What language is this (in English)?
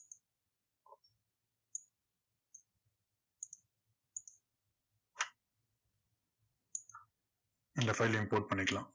Tamil